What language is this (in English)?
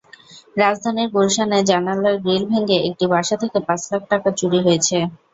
Bangla